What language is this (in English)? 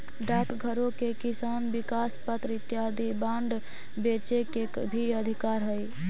Magahi